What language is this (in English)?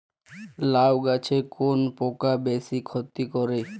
Bangla